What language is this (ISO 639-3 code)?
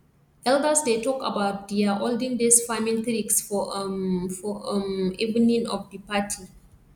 pcm